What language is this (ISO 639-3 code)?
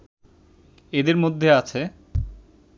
ben